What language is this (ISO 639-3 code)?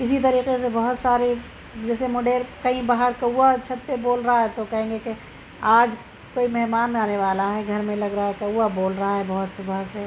urd